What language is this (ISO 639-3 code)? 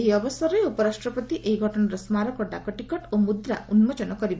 ori